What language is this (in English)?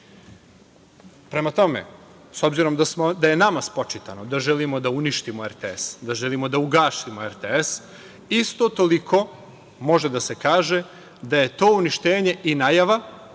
Serbian